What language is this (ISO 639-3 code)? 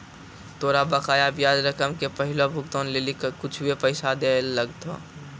mai